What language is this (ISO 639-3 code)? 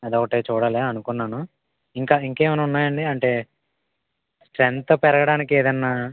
tel